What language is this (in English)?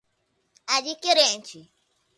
Portuguese